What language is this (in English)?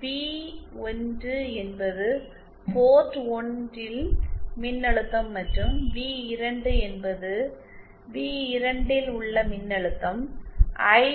Tamil